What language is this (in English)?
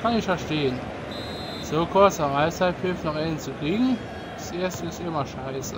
German